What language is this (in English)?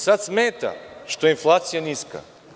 Serbian